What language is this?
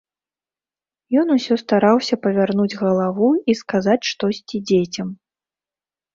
Belarusian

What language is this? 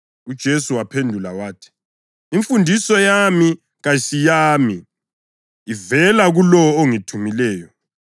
North Ndebele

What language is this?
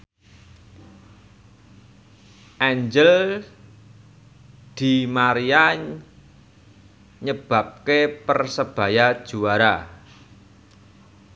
Javanese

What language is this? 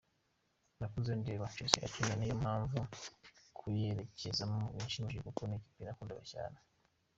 Kinyarwanda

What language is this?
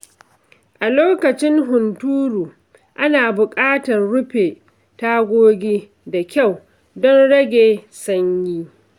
Hausa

